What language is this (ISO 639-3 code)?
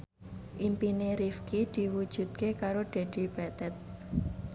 jav